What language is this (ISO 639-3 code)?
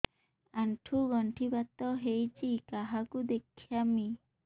ori